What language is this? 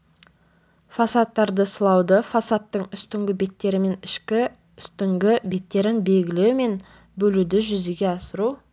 Kazakh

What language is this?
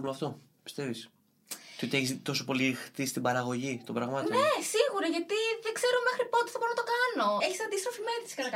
Greek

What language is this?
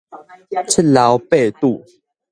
Min Nan Chinese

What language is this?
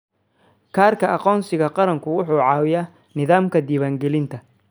Somali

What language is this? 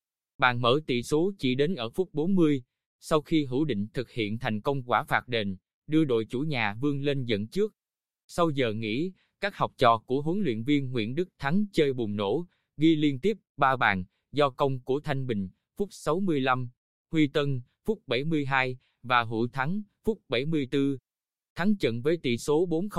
Vietnamese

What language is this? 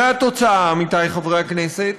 Hebrew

